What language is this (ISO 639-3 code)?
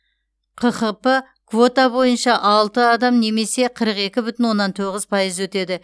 kaz